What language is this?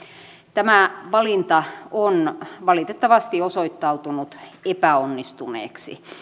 Finnish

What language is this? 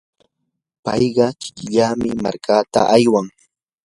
Yanahuanca Pasco Quechua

